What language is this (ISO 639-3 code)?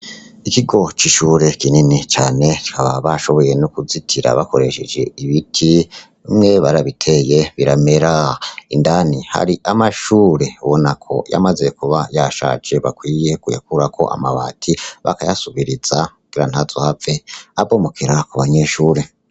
run